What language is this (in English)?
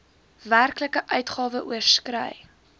Afrikaans